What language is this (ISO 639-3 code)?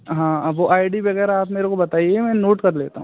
hin